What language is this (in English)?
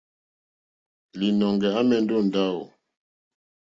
Mokpwe